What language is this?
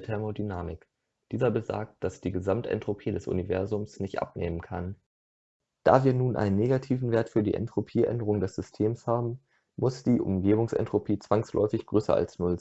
German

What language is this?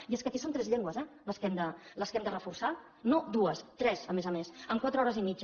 Catalan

